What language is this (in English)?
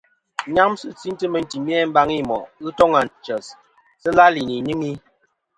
Kom